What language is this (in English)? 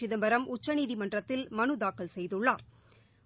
Tamil